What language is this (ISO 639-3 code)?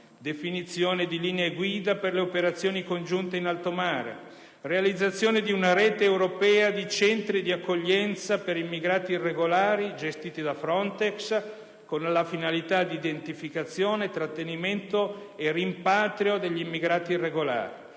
ita